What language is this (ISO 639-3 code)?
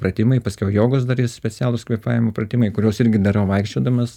lit